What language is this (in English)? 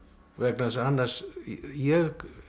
Icelandic